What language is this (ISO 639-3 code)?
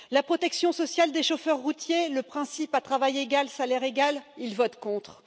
fra